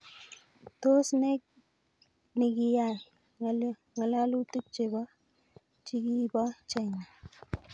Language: Kalenjin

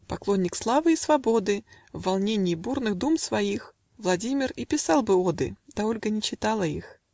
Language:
Russian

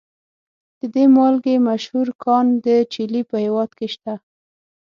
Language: Pashto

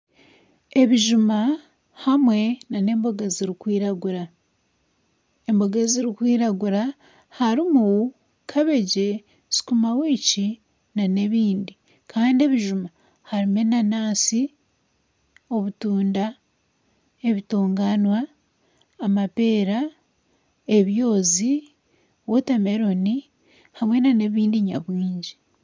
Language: Nyankole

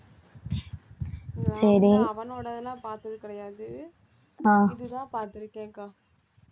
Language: Tamil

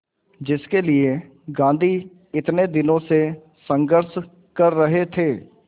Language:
Hindi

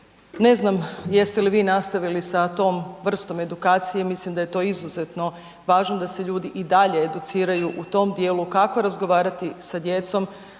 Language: Croatian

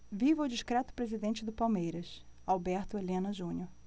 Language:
Portuguese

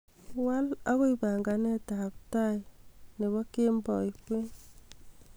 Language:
Kalenjin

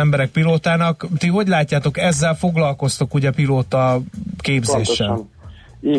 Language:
Hungarian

